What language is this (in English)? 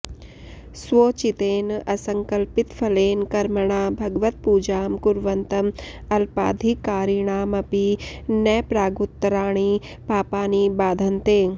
Sanskrit